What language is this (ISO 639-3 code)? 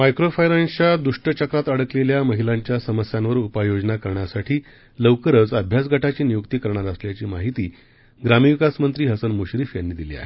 mar